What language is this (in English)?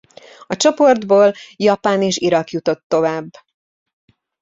Hungarian